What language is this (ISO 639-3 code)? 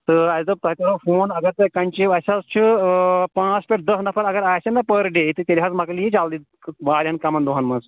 kas